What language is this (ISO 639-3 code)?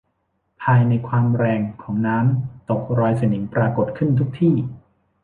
tha